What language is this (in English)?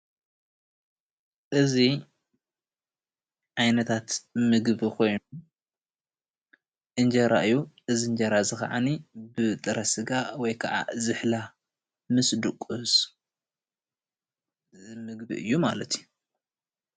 Tigrinya